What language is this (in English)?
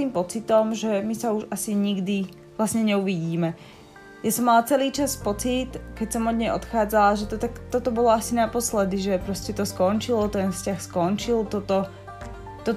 Slovak